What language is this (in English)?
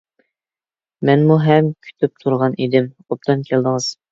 Uyghur